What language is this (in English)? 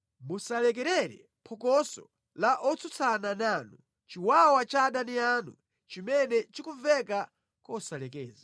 Nyanja